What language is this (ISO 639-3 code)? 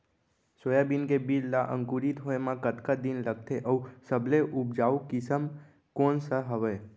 hne